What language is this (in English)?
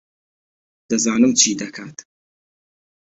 Central Kurdish